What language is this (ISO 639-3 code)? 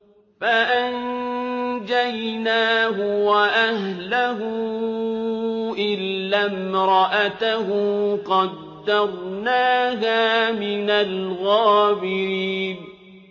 ara